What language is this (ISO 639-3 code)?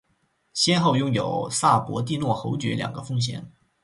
zho